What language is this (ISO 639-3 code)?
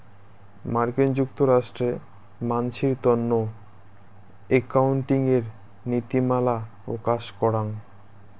ben